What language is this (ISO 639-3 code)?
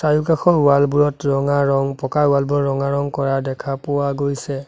asm